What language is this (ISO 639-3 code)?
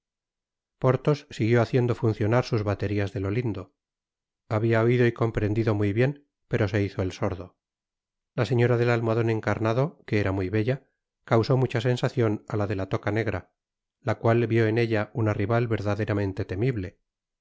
spa